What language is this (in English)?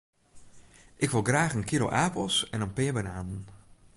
Western Frisian